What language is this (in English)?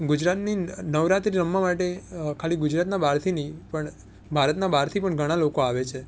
Gujarati